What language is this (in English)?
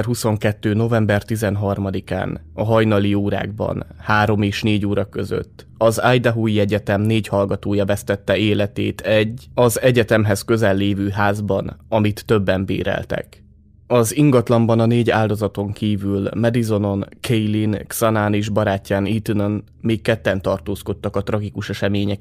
Hungarian